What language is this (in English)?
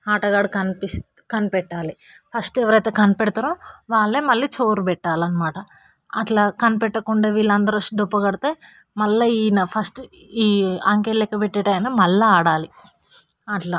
Telugu